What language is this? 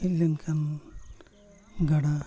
Santali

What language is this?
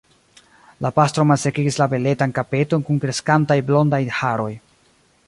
Esperanto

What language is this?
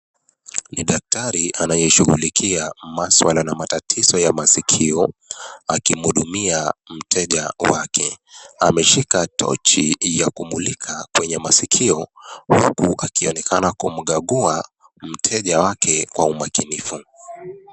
Swahili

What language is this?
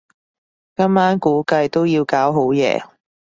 Cantonese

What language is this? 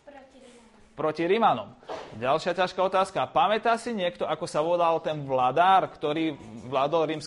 Slovak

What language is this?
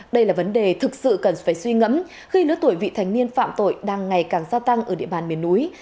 Vietnamese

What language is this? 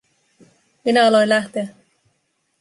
Finnish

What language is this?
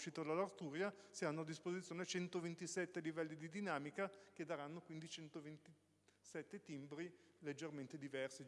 Italian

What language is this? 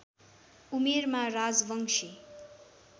Nepali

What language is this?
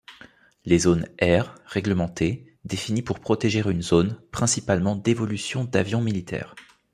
French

